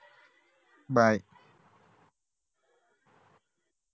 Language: Marathi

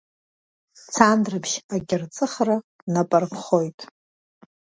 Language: Abkhazian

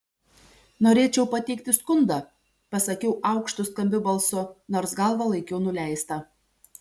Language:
Lithuanian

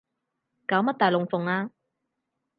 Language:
Cantonese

